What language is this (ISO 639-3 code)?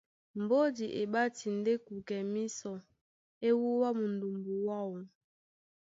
dua